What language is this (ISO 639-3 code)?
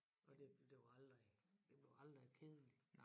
dan